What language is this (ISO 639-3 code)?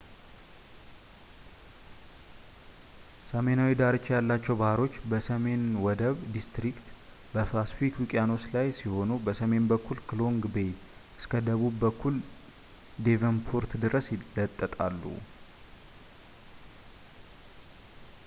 amh